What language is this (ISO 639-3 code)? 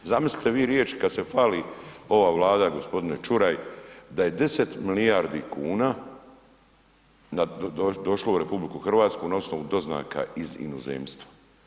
hrv